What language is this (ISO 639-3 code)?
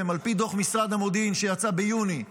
heb